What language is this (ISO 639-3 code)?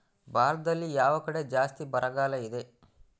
kan